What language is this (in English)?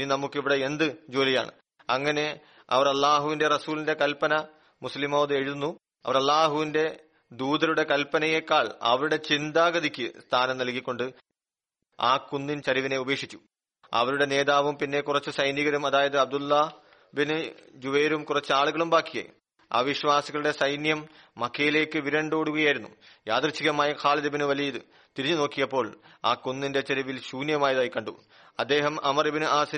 Malayalam